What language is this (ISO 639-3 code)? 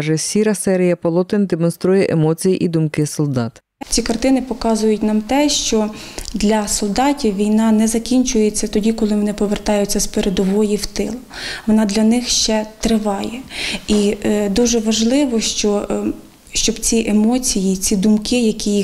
ukr